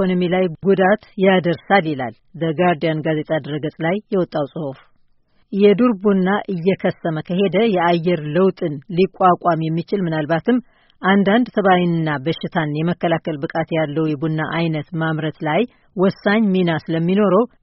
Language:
Amharic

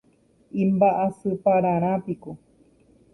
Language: Guarani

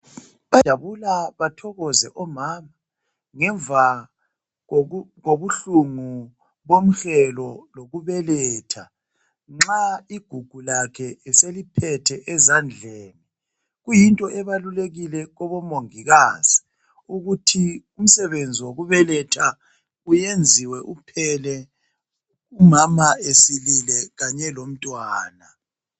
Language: North Ndebele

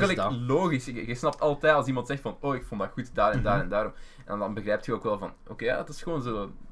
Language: Dutch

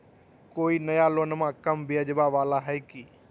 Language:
Magahi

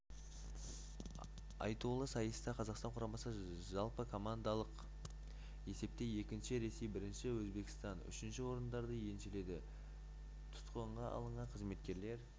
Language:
Kazakh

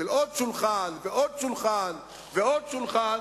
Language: Hebrew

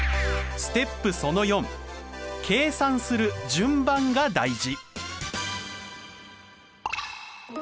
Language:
Japanese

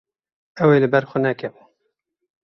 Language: Kurdish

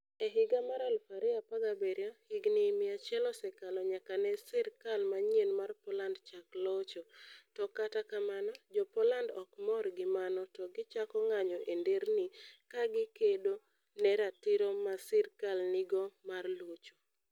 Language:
Luo (Kenya and Tanzania)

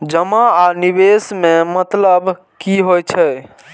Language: Maithili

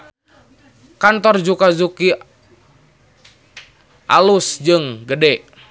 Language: Sundanese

